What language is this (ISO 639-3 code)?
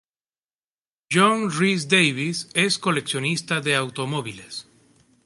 spa